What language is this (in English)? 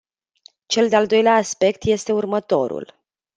Romanian